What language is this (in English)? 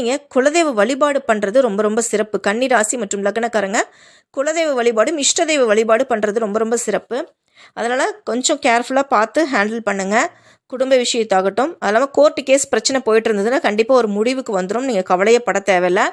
Tamil